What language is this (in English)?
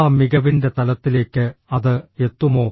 Malayalam